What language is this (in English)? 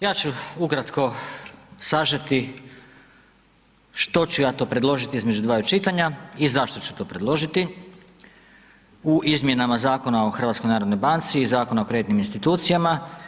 Croatian